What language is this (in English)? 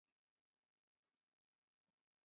Chinese